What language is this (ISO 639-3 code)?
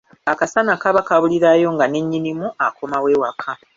lug